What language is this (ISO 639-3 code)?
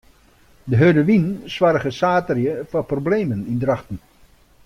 fry